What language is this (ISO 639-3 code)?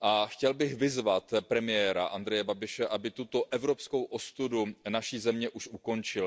ces